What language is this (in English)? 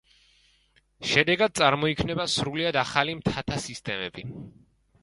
Georgian